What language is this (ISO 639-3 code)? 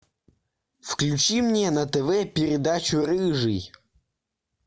rus